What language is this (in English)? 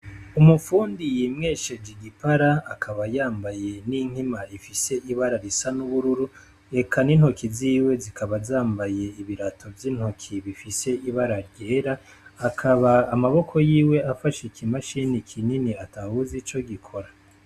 Rundi